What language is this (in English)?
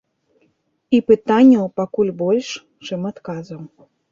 Belarusian